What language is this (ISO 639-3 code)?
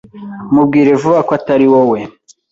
kin